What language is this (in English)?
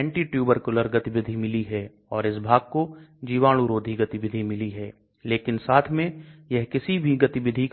Hindi